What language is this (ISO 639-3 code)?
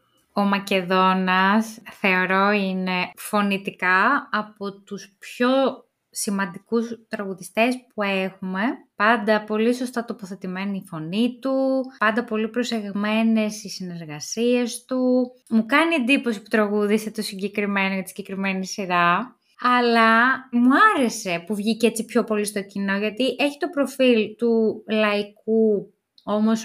ell